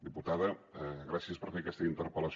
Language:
Catalan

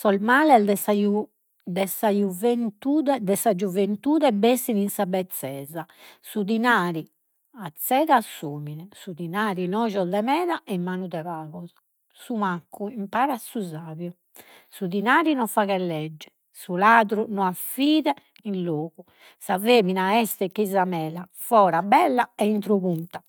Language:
Sardinian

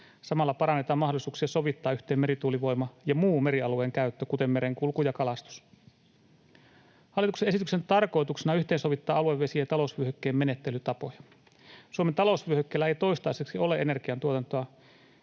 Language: Finnish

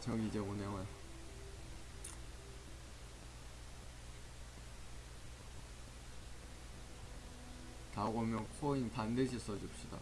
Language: Korean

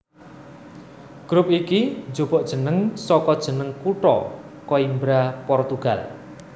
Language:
Javanese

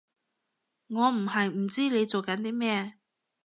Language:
Cantonese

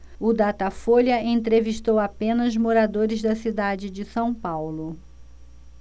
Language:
Portuguese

